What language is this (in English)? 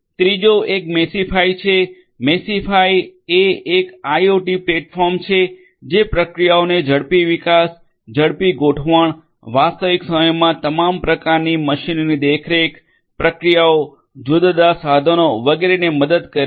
Gujarati